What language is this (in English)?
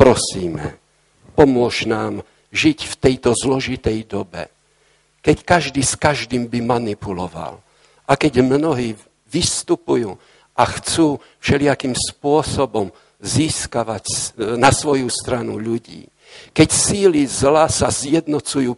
Slovak